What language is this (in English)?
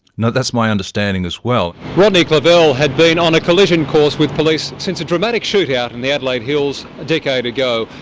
English